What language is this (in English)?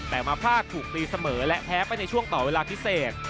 Thai